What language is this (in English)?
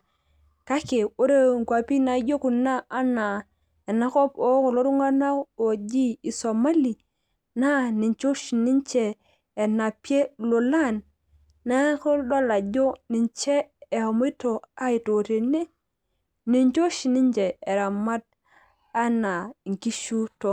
Masai